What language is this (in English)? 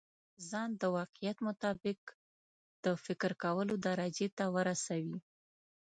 Pashto